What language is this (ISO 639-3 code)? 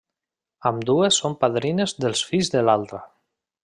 cat